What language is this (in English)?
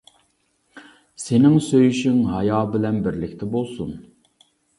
Uyghur